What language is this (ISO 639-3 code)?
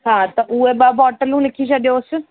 snd